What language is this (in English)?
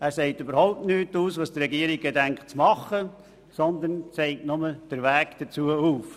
Swiss German